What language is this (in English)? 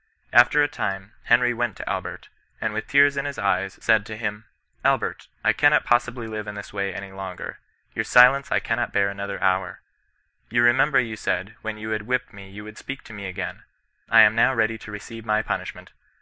English